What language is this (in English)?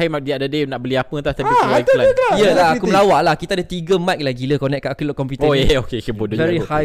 Malay